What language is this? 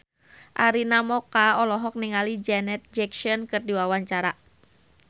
Sundanese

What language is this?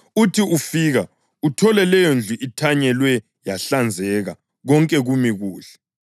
North Ndebele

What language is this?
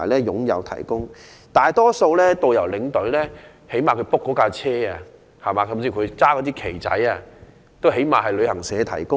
Cantonese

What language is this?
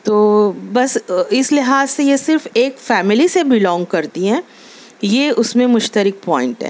Urdu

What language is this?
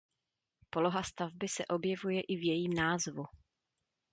Czech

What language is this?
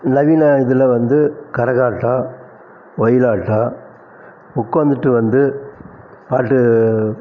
Tamil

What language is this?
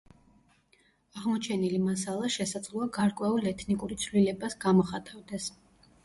Georgian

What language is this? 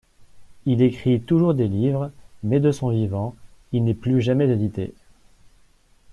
French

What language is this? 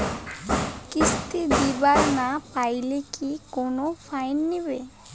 Bangla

